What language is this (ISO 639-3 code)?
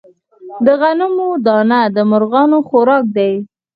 pus